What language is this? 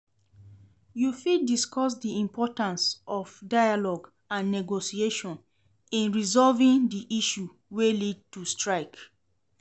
Nigerian Pidgin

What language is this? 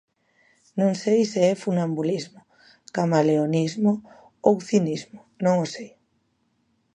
Galician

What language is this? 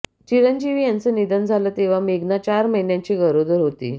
Marathi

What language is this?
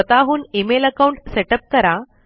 Marathi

